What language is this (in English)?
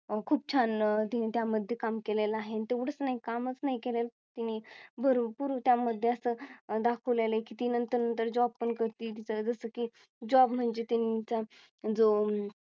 Marathi